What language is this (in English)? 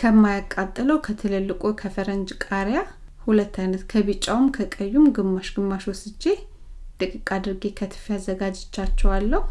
Amharic